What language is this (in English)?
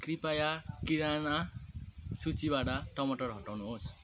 Nepali